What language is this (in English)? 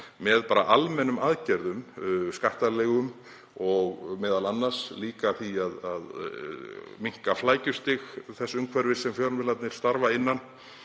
Icelandic